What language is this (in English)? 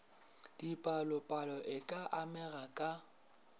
Northern Sotho